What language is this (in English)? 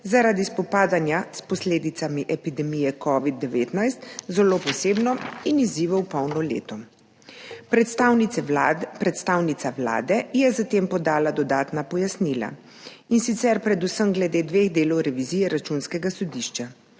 Slovenian